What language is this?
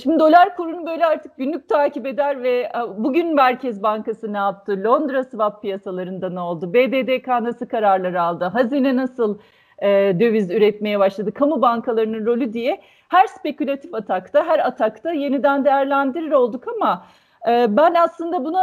Turkish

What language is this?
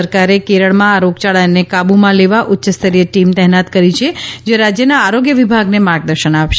Gujarati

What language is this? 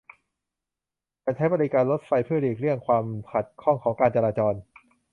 Thai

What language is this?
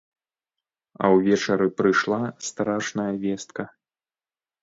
Belarusian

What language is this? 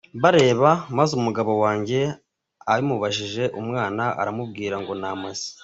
Kinyarwanda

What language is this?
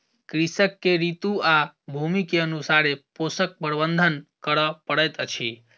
Maithili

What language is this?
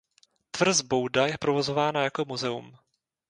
Czech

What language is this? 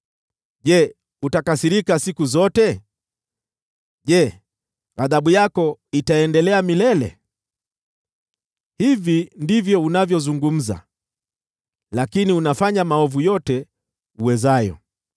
Swahili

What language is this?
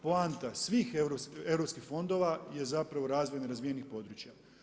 Croatian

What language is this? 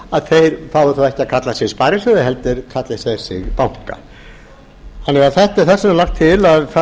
Icelandic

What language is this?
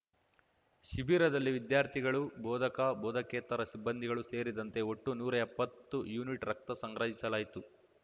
Kannada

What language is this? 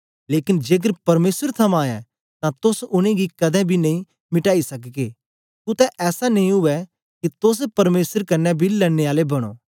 Dogri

